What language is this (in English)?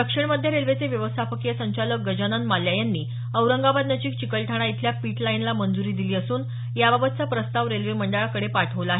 Marathi